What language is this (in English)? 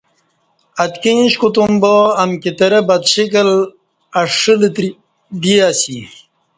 Kati